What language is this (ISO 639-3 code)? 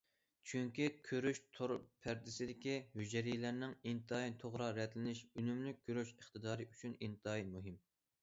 uig